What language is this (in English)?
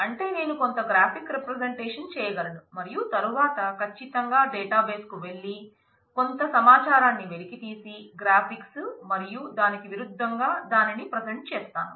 Telugu